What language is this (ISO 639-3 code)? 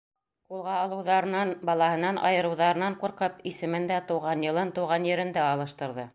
bak